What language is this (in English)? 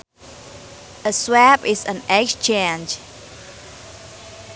Sundanese